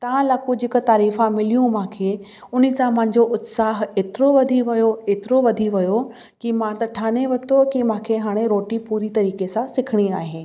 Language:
Sindhi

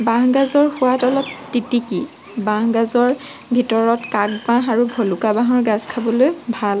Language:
Assamese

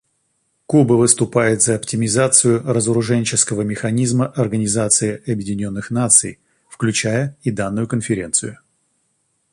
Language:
Russian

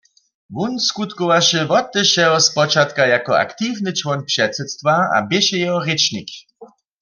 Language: Upper Sorbian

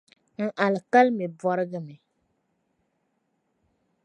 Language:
Dagbani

